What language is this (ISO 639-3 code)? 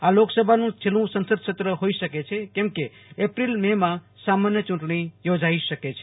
guj